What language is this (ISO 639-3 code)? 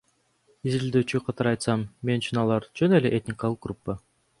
kir